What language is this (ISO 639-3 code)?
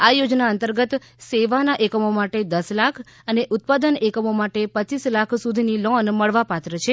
guj